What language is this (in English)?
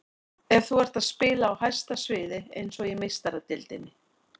Icelandic